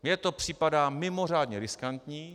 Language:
Czech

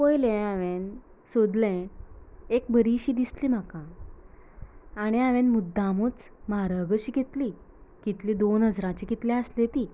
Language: Konkani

